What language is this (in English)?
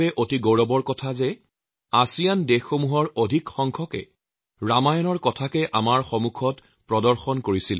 Assamese